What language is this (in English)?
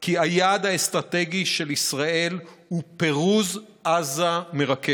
Hebrew